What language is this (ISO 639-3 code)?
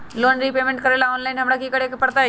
mag